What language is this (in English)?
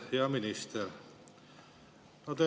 Estonian